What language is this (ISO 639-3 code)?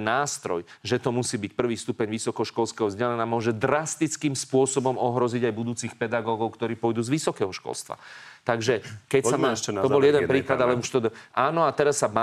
slk